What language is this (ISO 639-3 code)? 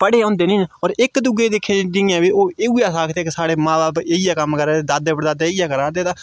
doi